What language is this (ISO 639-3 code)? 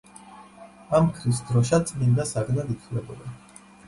kat